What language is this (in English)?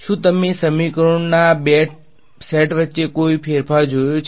Gujarati